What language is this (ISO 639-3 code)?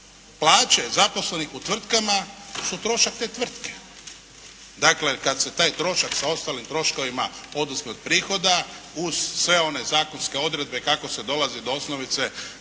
hrv